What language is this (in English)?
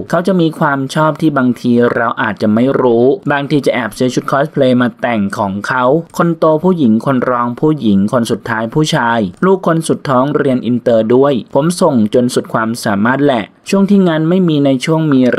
Thai